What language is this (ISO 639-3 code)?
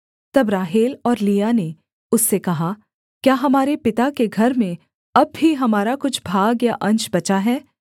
hin